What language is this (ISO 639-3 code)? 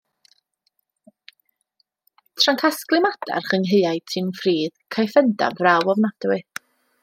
cym